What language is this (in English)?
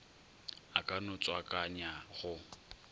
Northern Sotho